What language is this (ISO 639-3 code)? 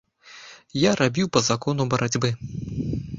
bel